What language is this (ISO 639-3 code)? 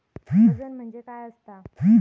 mar